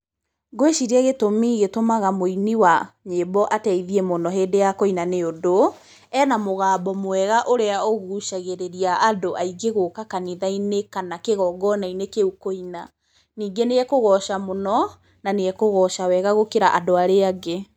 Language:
Kikuyu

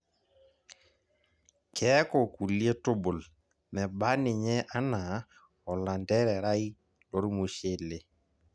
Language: Masai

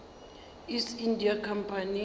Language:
Northern Sotho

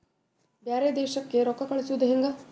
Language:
Kannada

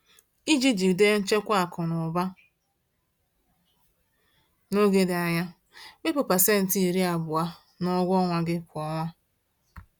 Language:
Igbo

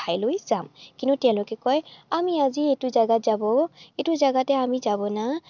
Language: Assamese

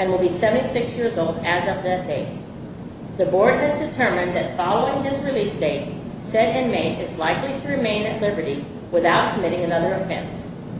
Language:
English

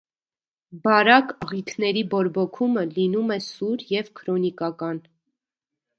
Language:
Armenian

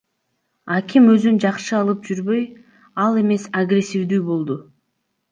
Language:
Kyrgyz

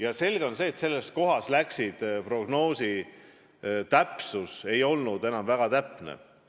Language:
Estonian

